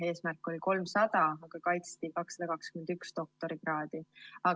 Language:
Estonian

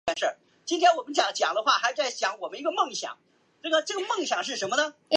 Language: Chinese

